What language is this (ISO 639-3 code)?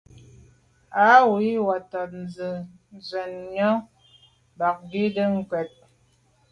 byv